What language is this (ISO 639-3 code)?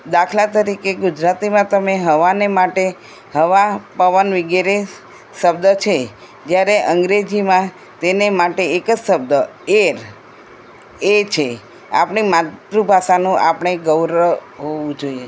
guj